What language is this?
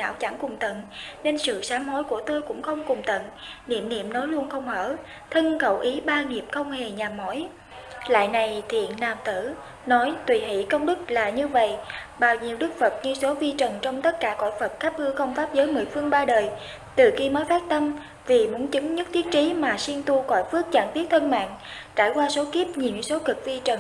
Vietnamese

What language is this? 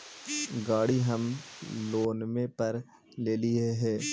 Magahi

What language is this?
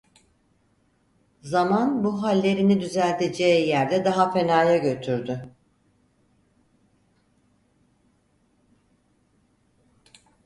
Turkish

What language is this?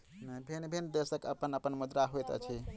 Maithili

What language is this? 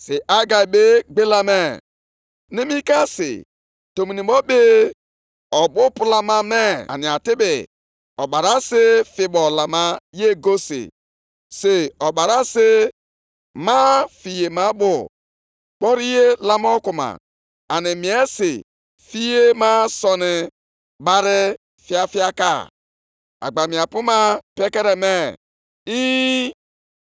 Igbo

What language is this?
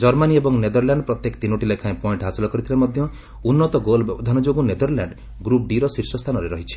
Odia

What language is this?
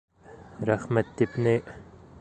Bashkir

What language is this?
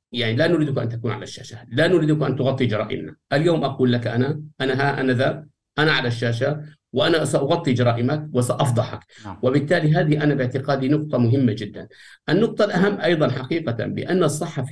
Arabic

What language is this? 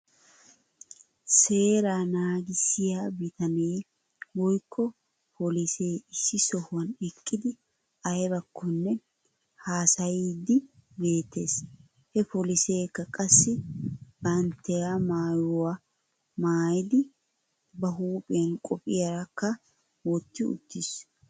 Wolaytta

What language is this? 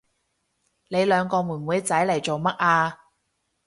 Cantonese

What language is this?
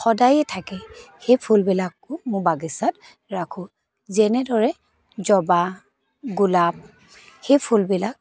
Assamese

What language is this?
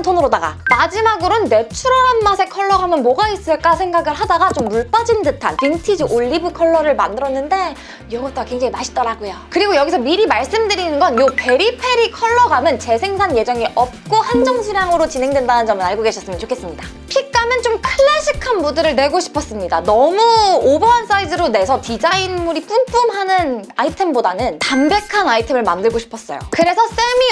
Korean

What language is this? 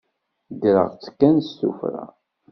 Kabyle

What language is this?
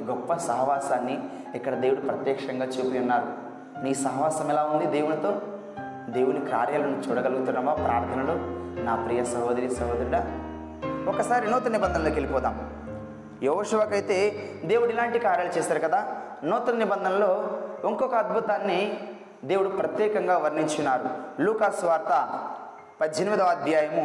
Telugu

